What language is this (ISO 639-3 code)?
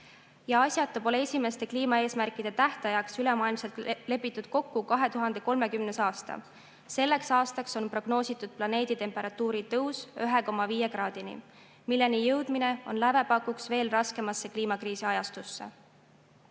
est